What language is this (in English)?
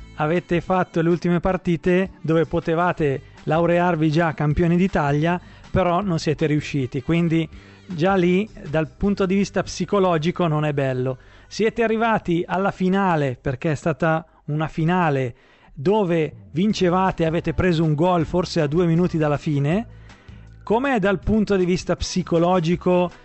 Italian